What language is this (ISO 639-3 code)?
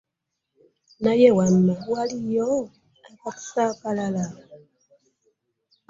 lug